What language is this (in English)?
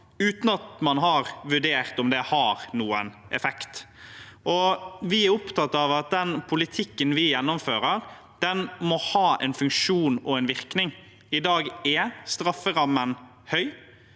Norwegian